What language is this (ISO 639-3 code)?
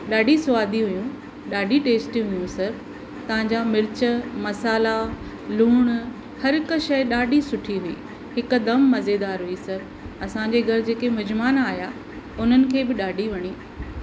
snd